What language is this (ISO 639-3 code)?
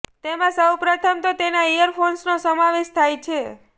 guj